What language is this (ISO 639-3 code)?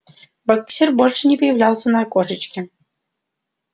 rus